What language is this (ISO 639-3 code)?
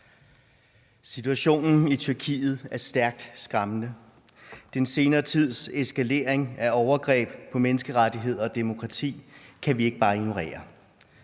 dan